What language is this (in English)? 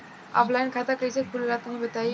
Bhojpuri